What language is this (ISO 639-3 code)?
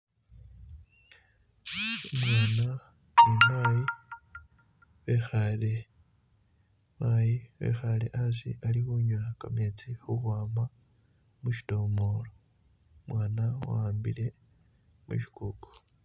myx